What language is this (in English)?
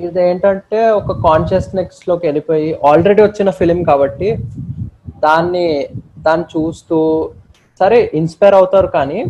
Telugu